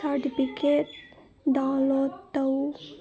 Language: Manipuri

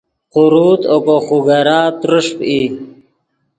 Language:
Yidgha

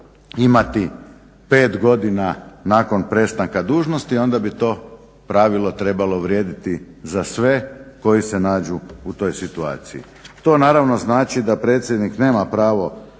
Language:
Croatian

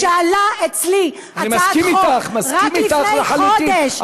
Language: Hebrew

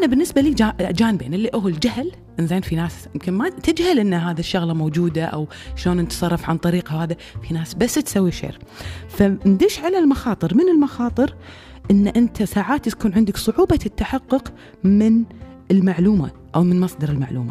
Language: Arabic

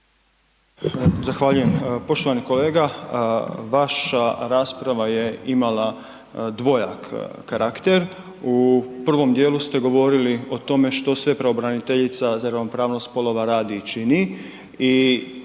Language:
Croatian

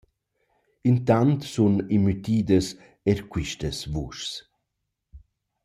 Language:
Romansh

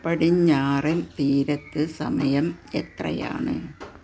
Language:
Malayalam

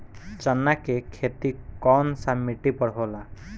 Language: Bhojpuri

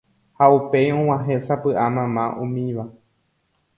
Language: Guarani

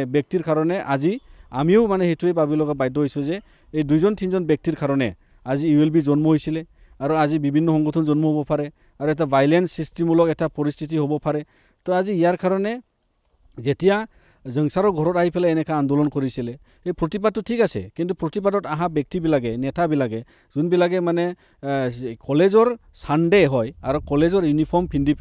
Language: Bangla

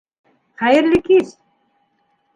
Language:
Bashkir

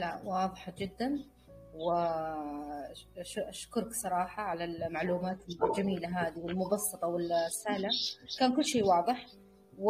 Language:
Arabic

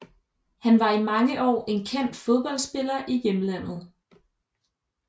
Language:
Danish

